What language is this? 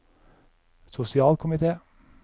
Norwegian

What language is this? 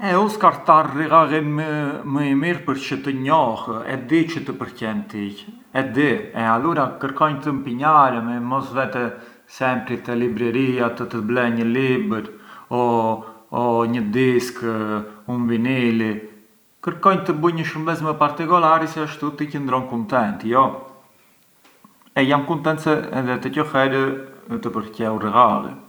Arbëreshë Albanian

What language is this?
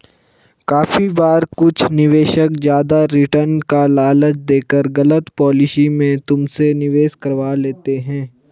Hindi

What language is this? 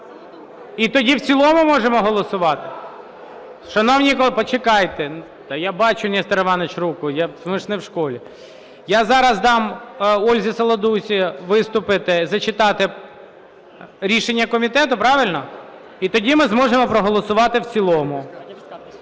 Ukrainian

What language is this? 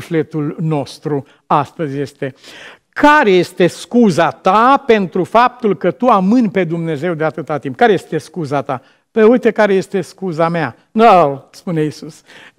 Romanian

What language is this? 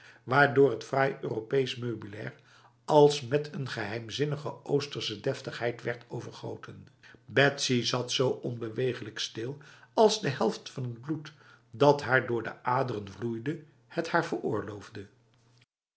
Dutch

